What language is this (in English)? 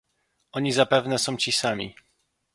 Polish